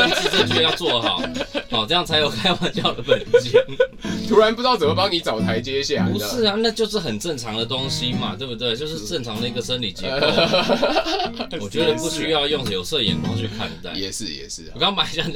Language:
Chinese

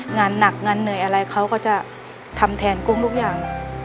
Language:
Thai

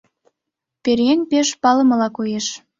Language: Mari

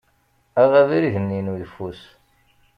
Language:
Kabyle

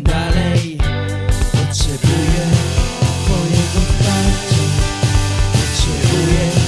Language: Polish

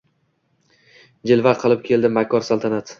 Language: Uzbek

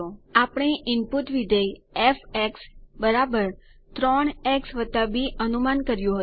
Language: Gujarati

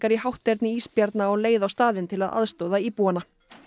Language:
Icelandic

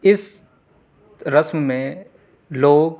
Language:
Urdu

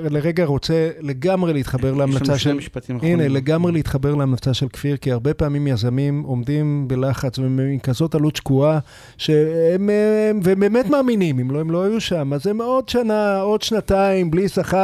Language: Hebrew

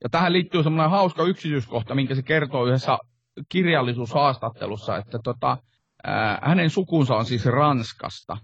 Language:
Finnish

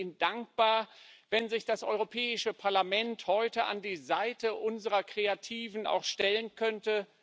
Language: German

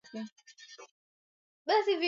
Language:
Swahili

